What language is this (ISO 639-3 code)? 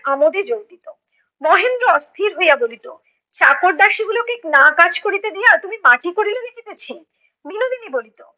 ben